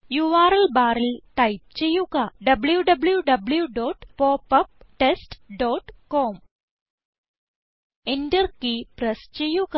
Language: Malayalam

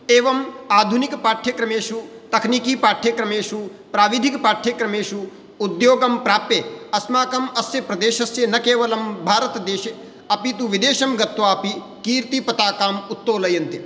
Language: Sanskrit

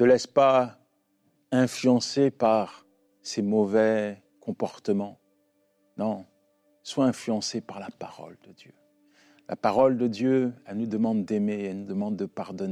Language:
French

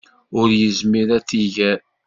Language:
Kabyle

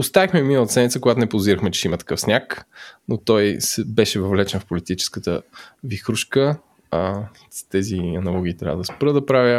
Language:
Bulgarian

